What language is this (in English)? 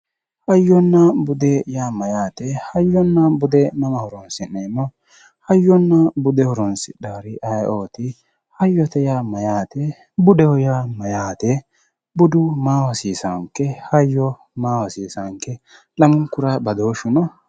Sidamo